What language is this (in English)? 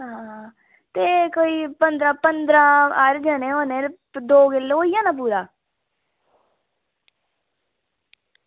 Dogri